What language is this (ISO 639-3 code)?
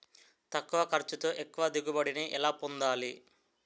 tel